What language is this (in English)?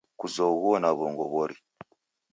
Taita